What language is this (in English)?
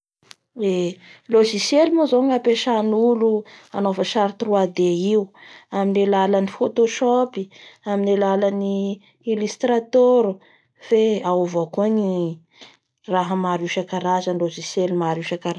Bara Malagasy